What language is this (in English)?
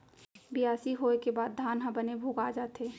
Chhattisgarhi